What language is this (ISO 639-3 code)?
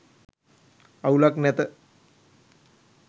sin